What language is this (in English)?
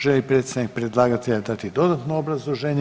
Croatian